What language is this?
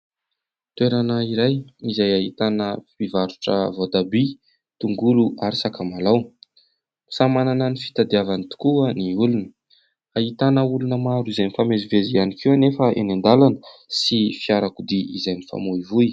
Malagasy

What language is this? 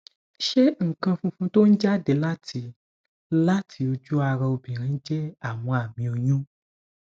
Yoruba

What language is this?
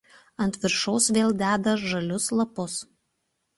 Lithuanian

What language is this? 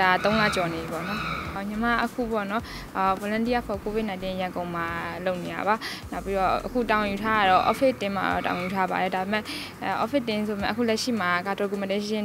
Thai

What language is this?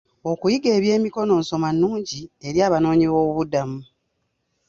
Ganda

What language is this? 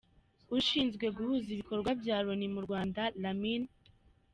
Kinyarwanda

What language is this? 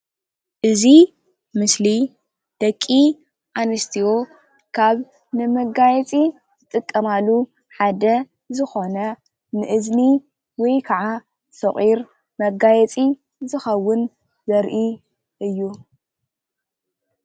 Tigrinya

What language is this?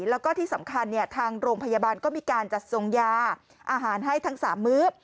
Thai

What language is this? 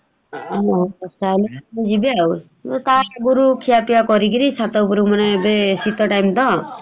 Odia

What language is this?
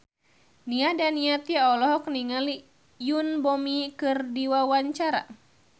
Sundanese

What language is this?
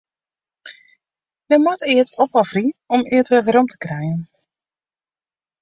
Western Frisian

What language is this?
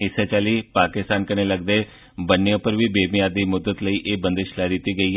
Dogri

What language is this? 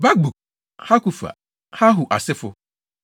Akan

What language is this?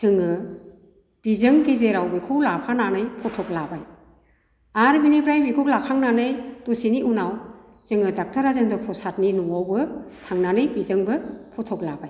Bodo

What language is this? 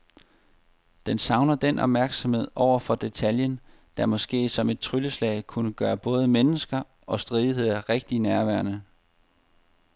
Danish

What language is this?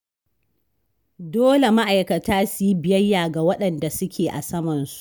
Hausa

